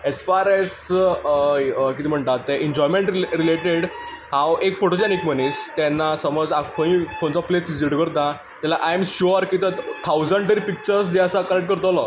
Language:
Konkani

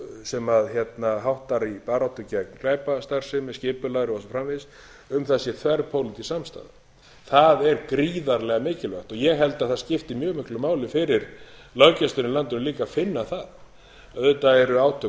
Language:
Icelandic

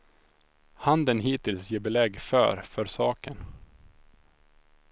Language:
Swedish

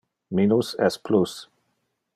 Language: Interlingua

